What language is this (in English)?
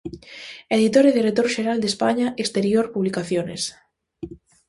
Galician